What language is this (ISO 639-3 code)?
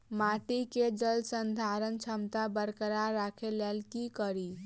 mai